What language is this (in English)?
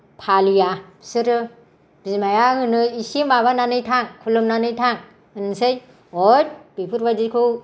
Bodo